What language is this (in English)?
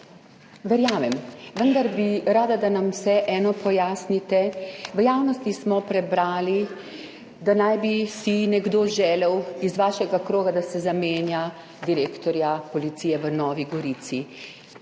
Slovenian